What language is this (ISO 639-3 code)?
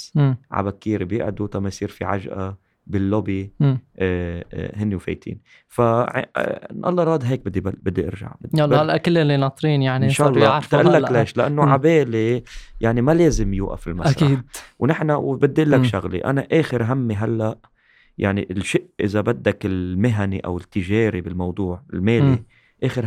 ara